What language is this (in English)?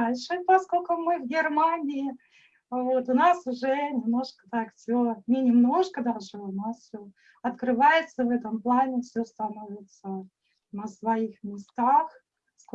Russian